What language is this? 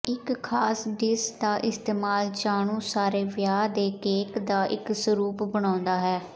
Punjabi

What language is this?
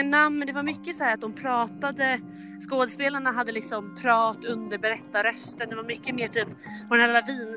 Swedish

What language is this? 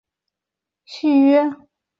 Chinese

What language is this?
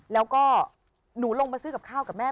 Thai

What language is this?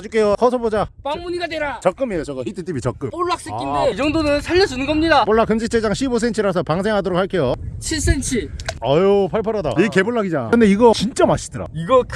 Korean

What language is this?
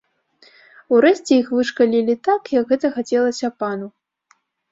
Belarusian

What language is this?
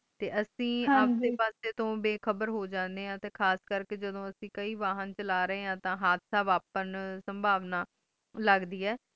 Punjabi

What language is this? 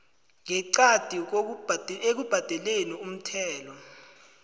South Ndebele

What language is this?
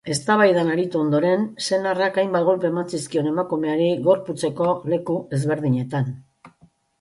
Basque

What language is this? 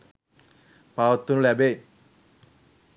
Sinhala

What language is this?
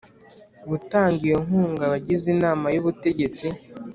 Kinyarwanda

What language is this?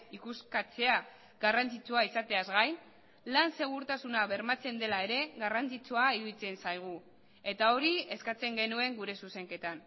Basque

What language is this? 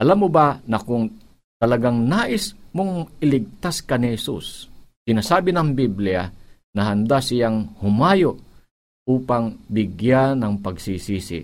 Filipino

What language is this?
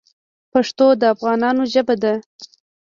Pashto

